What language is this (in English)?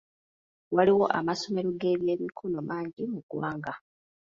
Ganda